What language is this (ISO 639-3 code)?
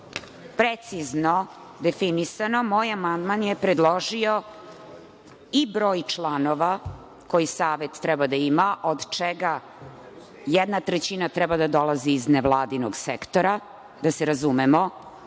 srp